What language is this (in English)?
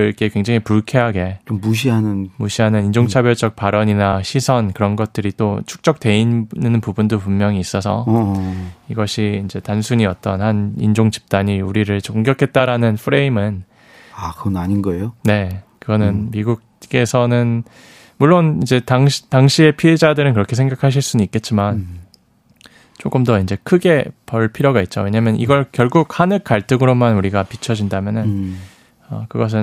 Korean